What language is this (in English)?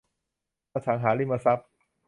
Thai